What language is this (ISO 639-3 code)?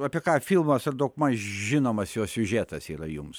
lit